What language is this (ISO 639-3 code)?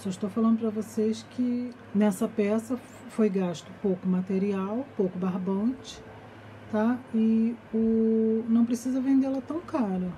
por